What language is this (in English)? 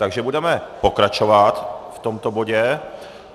Czech